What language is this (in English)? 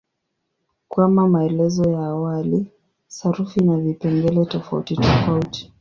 Swahili